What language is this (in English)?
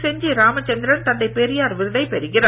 Tamil